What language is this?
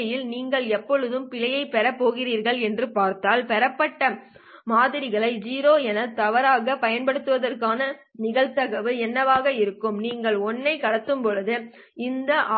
Tamil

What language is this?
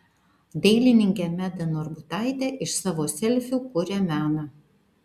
Lithuanian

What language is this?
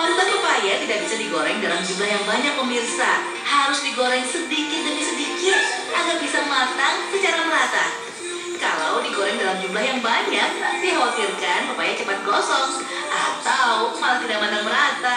Indonesian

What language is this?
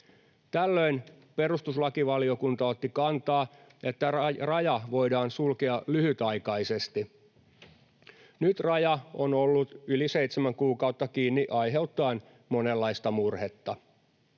Finnish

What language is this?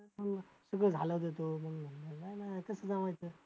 Marathi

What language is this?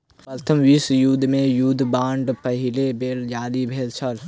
Maithili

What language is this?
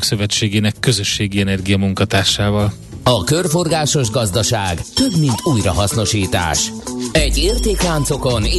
Hungarian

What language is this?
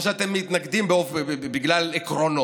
Hebrew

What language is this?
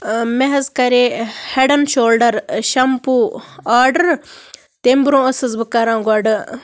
Kashmiri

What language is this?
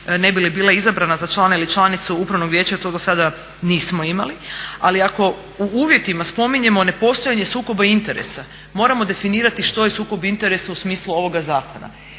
Croatian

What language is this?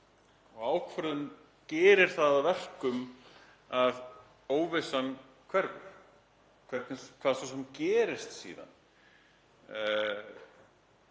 Icelandic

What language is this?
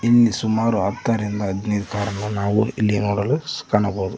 Kannada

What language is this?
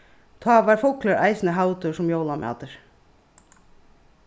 Faroese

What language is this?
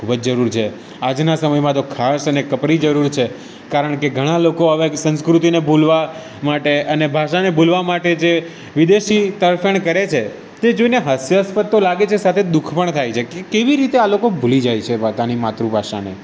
Gujarati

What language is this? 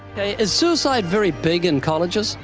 English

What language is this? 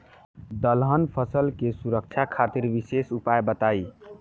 Bhojpuri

